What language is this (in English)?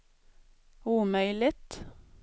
Swedish